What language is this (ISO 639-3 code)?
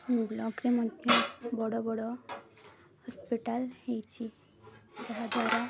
ori